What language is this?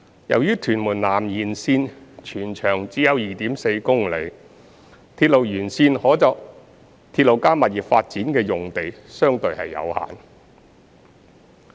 Cantonese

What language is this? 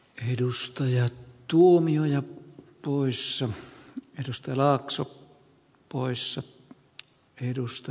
Finnish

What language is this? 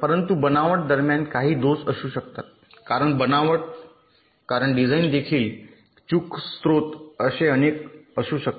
Marathi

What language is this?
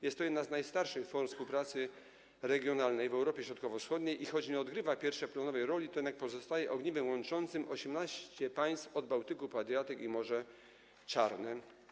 Polish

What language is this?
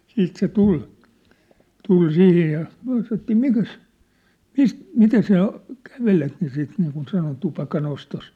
Finnish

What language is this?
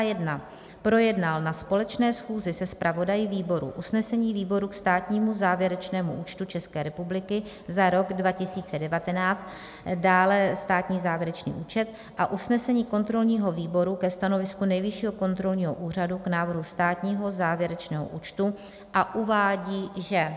Czech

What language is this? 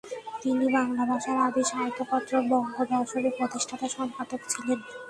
Bangla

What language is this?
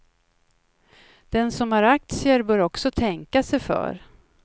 Swedish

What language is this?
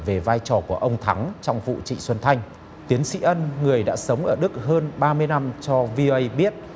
Vietnamese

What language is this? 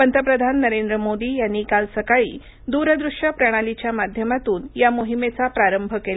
Marathi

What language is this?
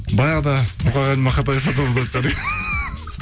Kazakh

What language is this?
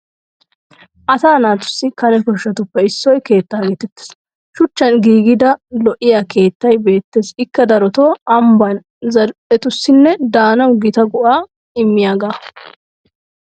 Wolaytta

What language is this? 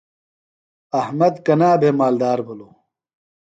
Phalura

